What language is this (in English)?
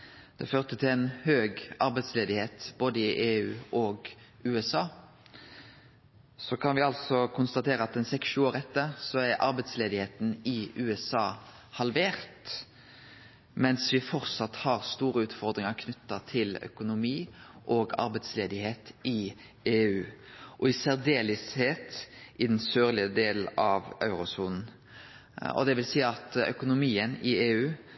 Norwegian Nynorsk